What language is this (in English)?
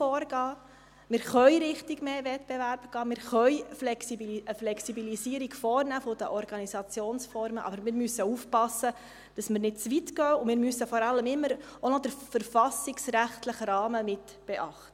Swiss German